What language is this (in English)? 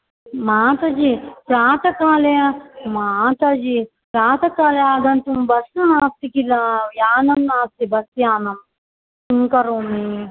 Sanskrit